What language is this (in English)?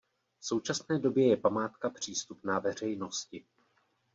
Czech